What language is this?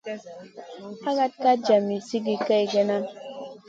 Masana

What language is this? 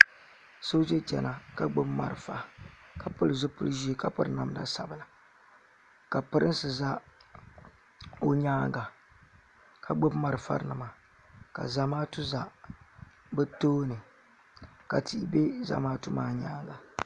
Dagbani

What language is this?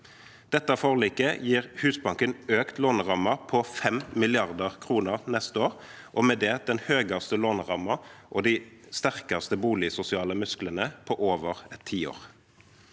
Norwegian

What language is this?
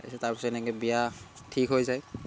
Assamese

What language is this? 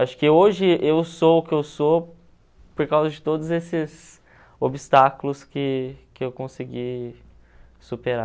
Portuguese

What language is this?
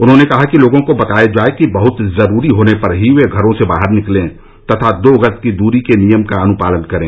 Hindi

